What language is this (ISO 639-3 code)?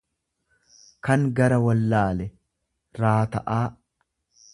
orm